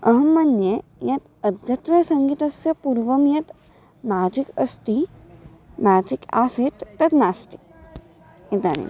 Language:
Sanskrit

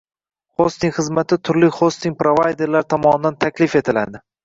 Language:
Uzbek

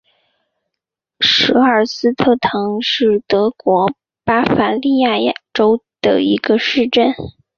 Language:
Chinese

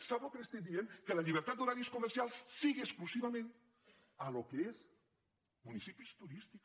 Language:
Catalan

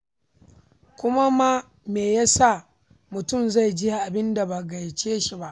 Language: Hausa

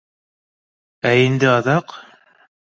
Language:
Bashkir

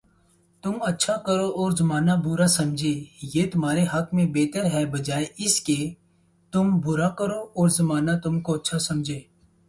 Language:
Urdu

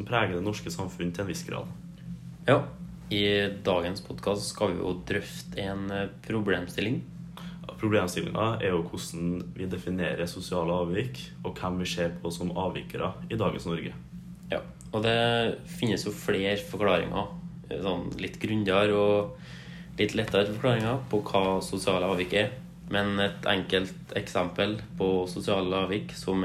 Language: Arabic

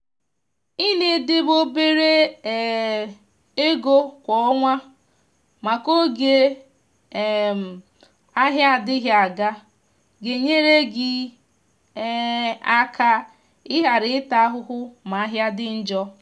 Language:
Igbo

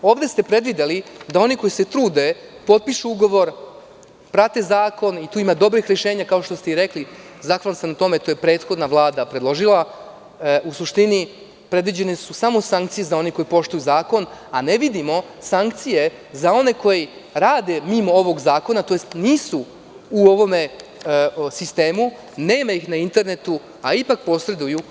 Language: Serbian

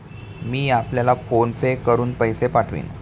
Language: Marathi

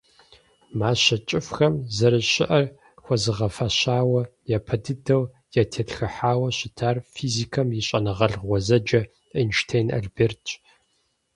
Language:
Kabardian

